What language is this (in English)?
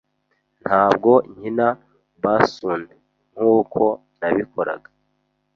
Kinyarwanda